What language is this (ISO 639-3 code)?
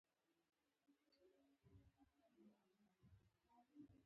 pus